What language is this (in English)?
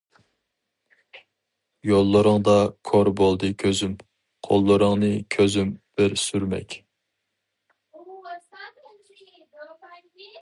Uyghur